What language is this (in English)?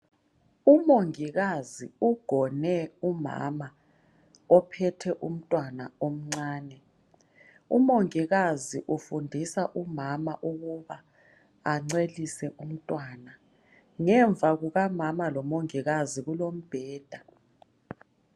North Ndebele